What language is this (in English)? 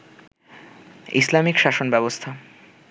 Bangla